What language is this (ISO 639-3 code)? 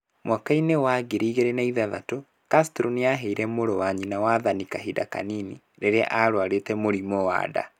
kik